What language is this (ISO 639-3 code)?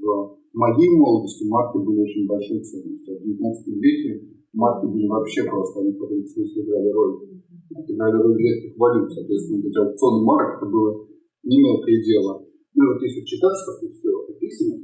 rus